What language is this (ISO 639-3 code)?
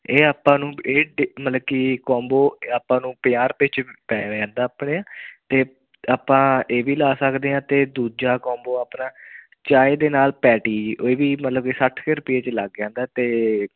pan